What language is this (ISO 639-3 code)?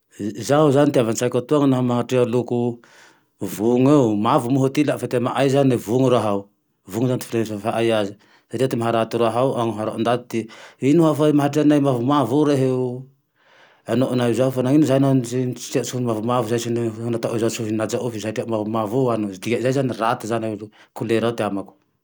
tdx